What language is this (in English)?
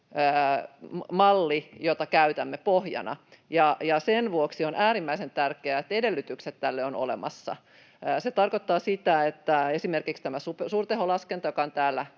Finnish